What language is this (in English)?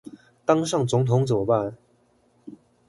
Chinese